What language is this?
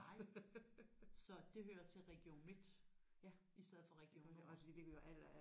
Danish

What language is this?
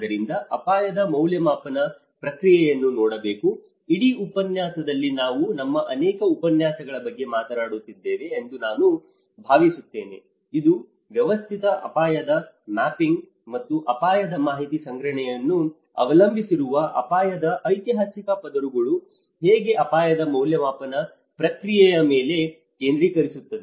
Kannada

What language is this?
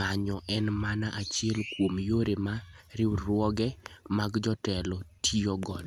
Luo (Kenya and Tanzania)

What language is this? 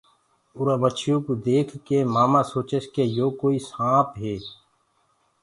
Gurgula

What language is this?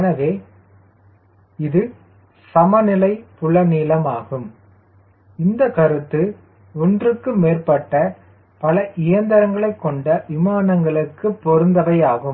Tamil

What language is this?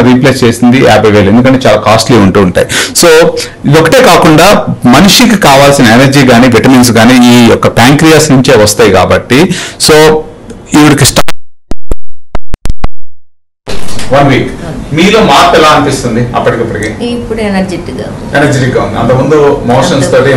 Telugu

